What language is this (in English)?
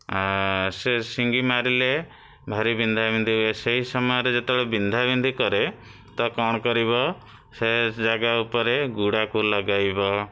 Odia